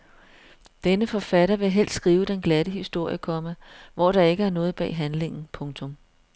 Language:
Danish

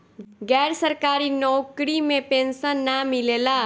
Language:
Bhojpuri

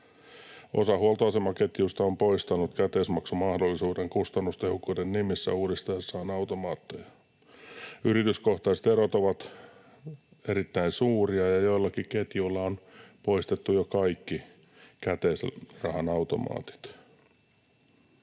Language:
Finnish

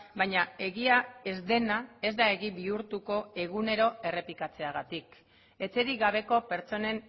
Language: Basque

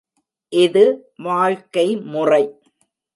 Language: Tamil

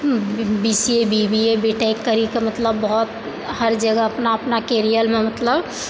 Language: Maithili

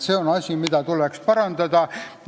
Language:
Estonian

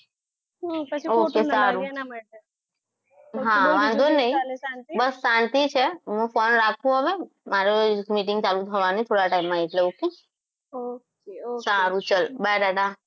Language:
Gujarati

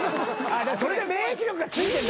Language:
Japanese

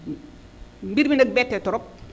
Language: Wolof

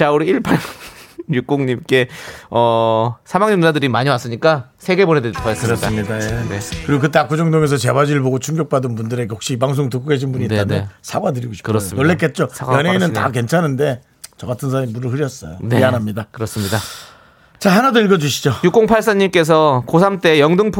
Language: Korean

